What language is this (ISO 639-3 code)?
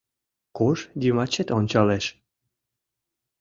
chm